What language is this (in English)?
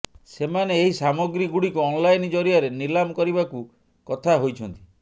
Odia